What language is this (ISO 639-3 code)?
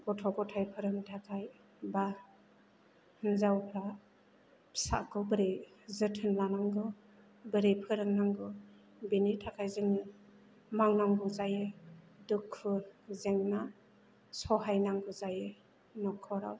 brx